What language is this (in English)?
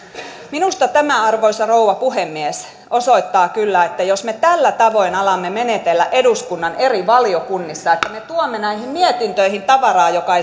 Finnish